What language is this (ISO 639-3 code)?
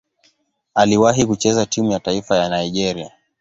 swa